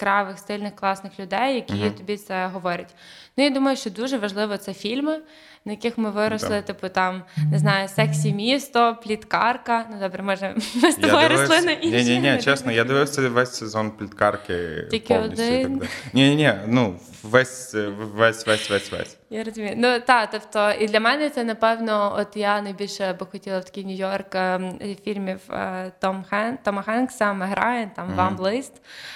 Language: Ukrainian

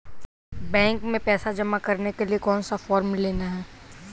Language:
Hindi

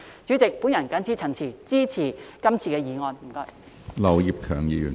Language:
Cantonese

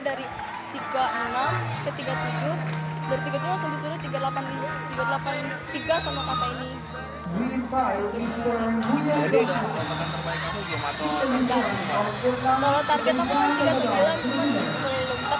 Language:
Indonesian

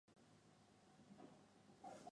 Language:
Chinese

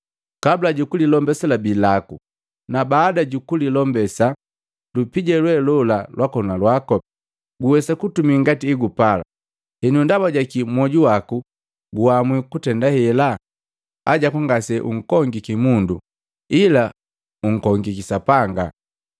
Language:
Matengo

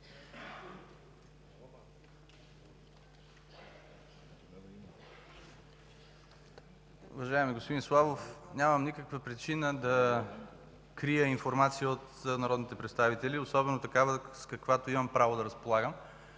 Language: Bulgarian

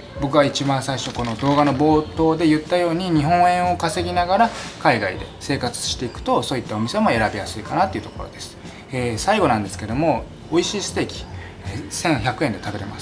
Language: Japanese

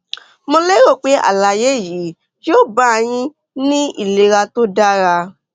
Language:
Yoruba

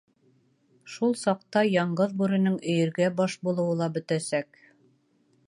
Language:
Bashkir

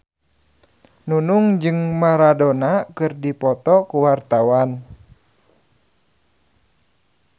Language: Sundanese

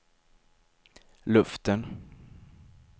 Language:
Swedish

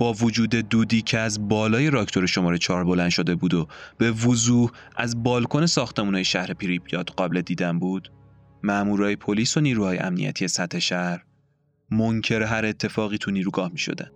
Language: Persian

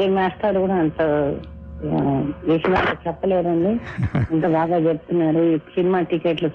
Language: Telugu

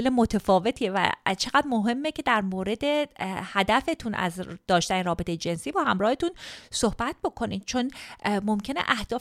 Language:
Persian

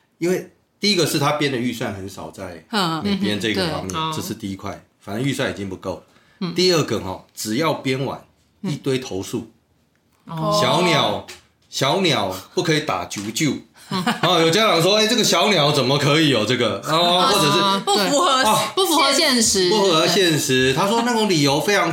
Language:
Chinese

